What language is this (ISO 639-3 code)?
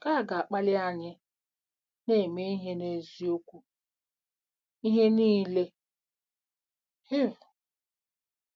ibo